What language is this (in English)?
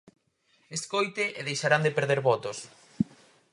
Galician